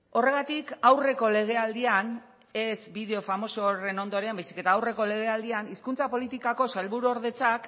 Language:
Basque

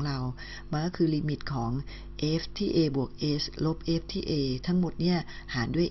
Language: Thai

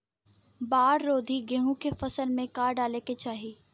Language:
Bhojpuri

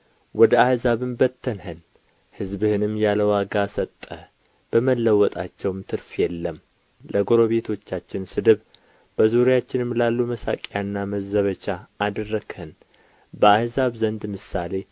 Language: Amharic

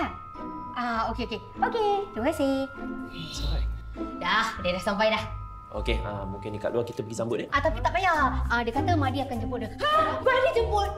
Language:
Malay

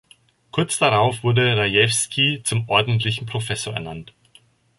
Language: German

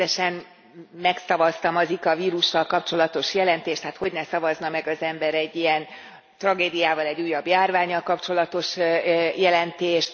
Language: Hungarian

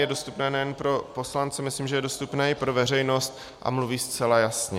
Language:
Czech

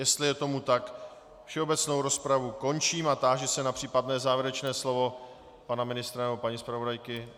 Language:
Czech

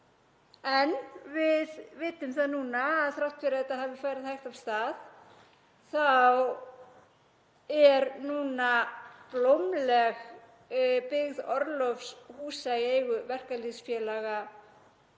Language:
Icelandic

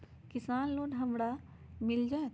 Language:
Magahi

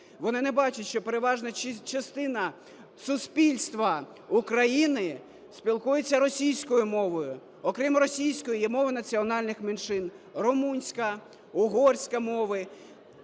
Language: Ukrainian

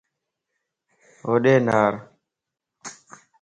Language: Lasi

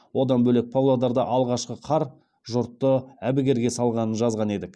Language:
Kazakh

